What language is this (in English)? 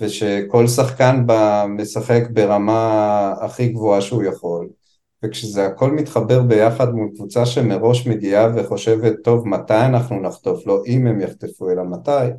Hebrew